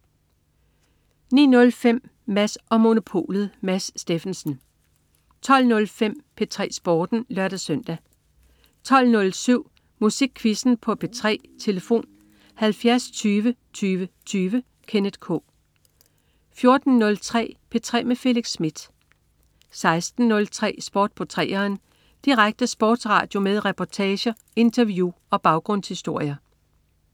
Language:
Danish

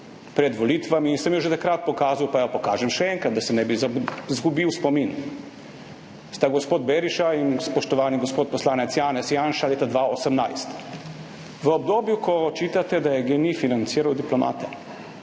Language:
Slovenian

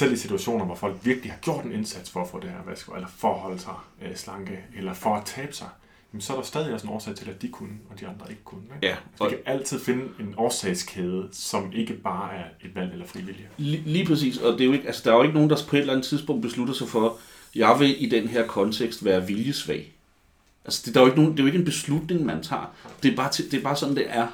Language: Danish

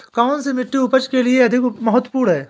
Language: Hindi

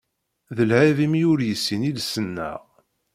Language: Kabyle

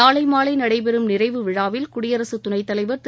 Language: Tamil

